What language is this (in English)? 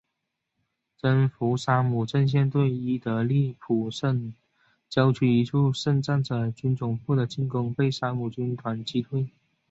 Chinese